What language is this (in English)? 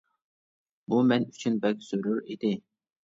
Uyghur